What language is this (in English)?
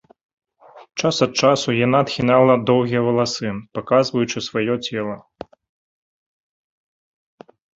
Belarusian